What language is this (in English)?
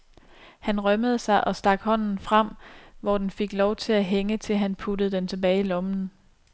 Danish